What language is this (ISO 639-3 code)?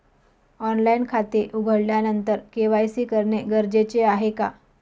mar